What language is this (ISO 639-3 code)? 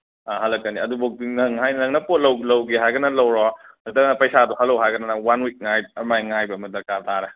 mni